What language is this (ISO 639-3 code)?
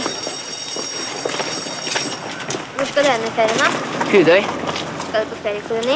nor